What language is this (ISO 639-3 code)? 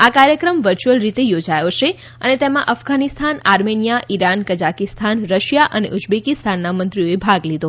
guj